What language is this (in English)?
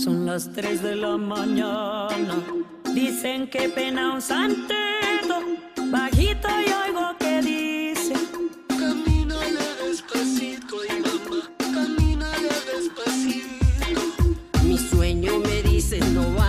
Turkish